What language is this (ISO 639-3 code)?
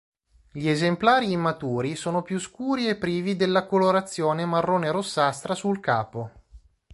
ita